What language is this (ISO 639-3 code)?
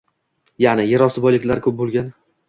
uzb